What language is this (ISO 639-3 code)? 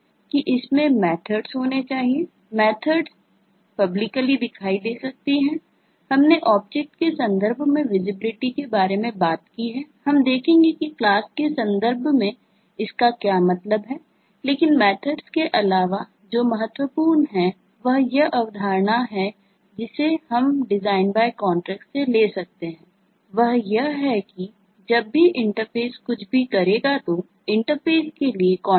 hin